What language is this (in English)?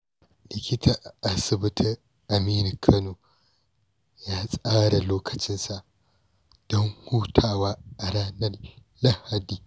Hausa